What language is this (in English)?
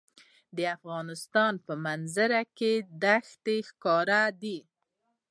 Pashto